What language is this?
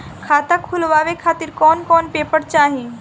Bhojpuri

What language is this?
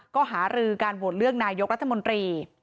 Thai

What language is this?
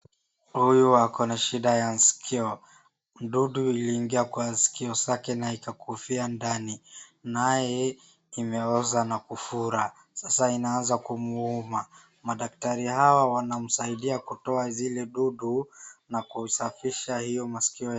Swahili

